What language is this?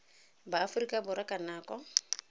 Tswana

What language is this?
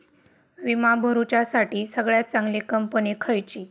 Marathi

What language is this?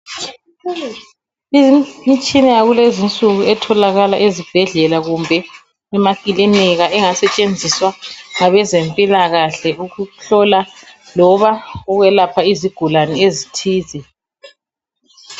North Ndebele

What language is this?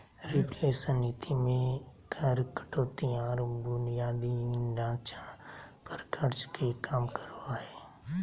Magahi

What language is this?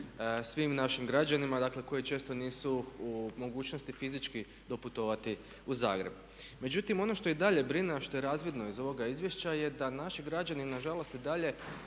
Croatian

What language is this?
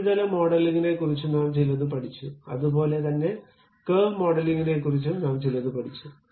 Malayalam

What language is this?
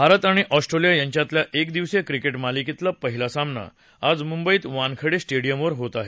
Marathi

